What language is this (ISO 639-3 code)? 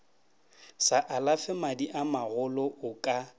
nso